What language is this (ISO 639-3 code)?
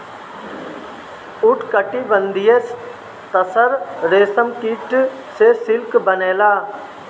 bho